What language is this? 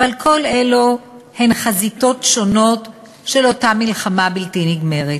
Hebrew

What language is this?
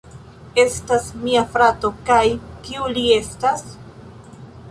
Esperanto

